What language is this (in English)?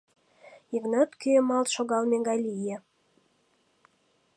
Mari